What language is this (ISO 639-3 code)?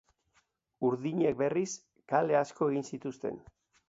eus